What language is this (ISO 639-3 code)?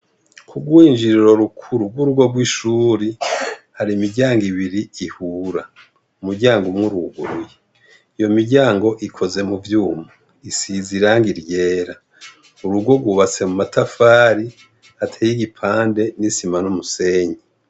run